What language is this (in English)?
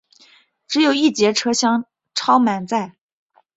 Chinese